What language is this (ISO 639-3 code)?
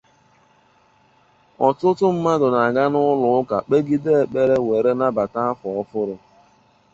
ibo